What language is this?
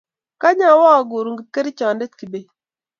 Kalenjin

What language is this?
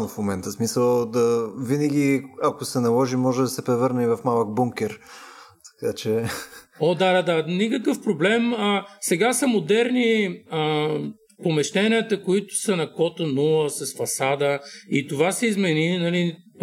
Bulgarian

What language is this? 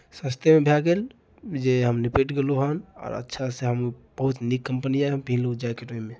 Maithili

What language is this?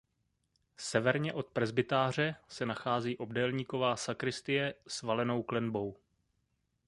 Czech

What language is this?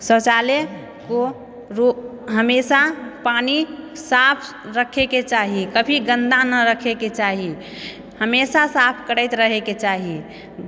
Maithili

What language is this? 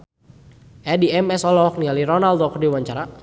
Sundanese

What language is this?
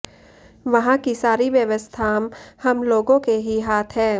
Sanskrit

